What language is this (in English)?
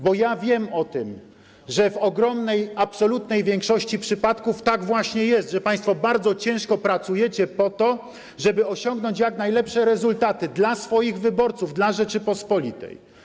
Polish